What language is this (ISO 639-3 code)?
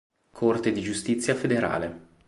ita